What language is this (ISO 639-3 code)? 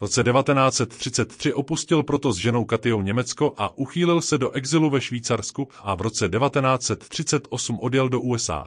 ces